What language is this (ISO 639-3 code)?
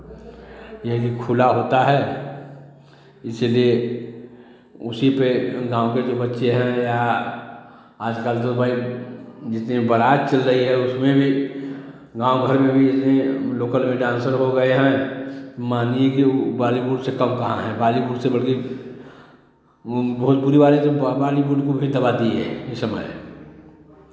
hin